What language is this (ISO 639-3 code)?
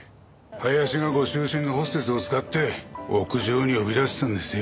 jpn